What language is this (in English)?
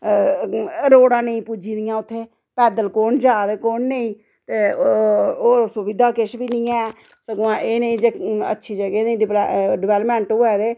Dogri